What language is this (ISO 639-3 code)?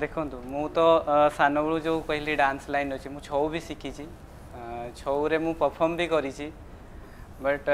hin